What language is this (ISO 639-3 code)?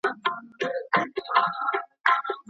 pus